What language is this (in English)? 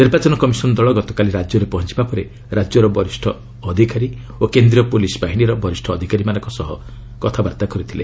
Odia